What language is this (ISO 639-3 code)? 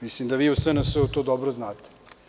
srp